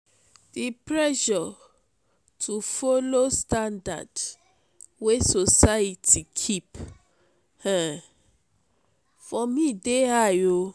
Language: Nigerian Pidgin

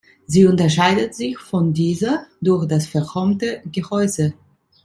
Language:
German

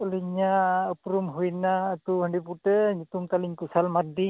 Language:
Santali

